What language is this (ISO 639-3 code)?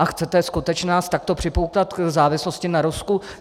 ces